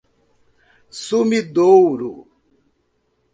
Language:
Portuguese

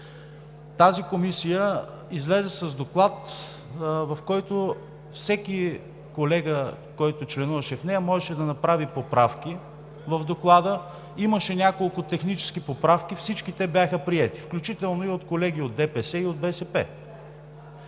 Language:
Bulgarian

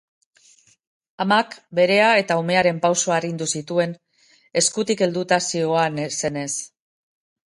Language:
Basque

